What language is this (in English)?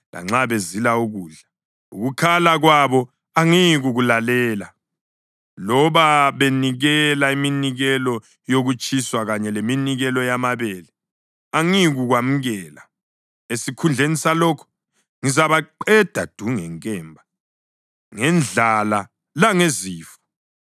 North Ndebele